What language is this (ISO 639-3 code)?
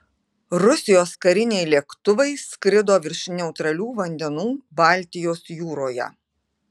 lit